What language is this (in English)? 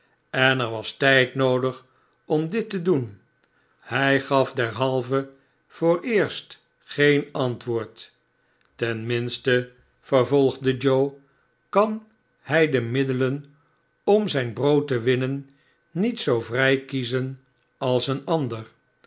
Dutch